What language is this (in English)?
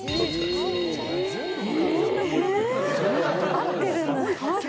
Japanese